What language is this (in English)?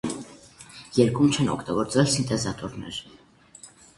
Armenian